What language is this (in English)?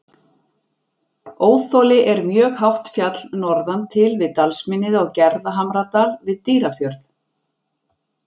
Icelandic